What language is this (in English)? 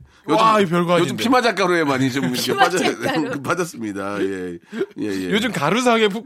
Korean